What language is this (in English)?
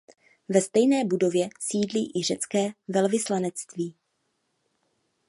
Czech